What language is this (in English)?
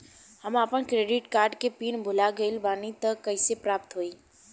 Bhojpuri